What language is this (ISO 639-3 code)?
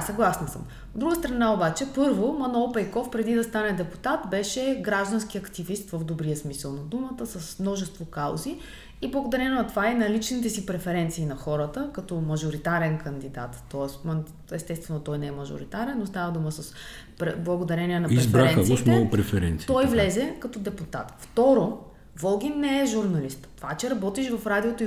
bul